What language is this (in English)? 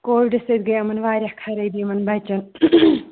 Kashmiri